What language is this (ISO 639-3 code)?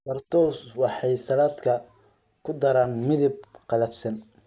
som